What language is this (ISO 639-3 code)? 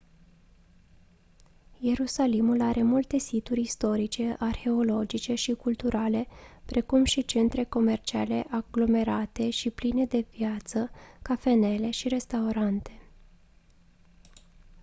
ron